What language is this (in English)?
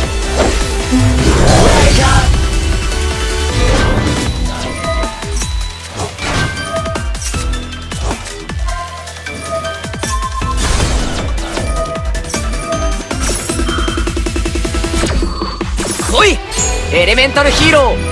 Japanese